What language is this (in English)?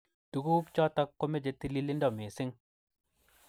Kalenjin